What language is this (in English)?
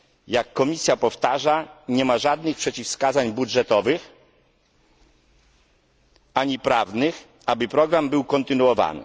Polish